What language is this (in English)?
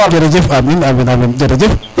Serer